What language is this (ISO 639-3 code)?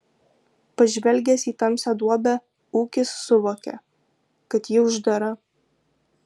lit